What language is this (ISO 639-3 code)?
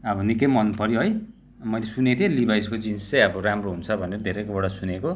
nep